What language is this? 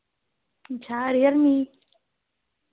Dogri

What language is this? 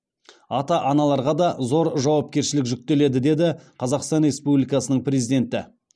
Kazakh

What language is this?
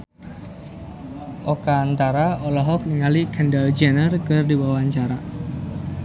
Sundanese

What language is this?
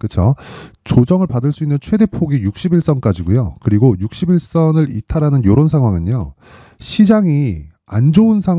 Korean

